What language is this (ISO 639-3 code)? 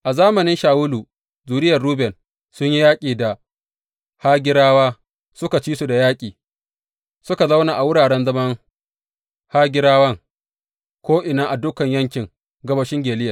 hau